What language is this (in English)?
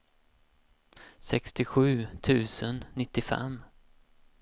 Swedish